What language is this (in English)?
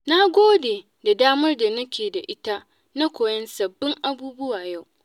Hausa